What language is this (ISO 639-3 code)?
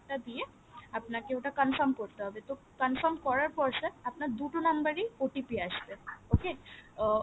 ben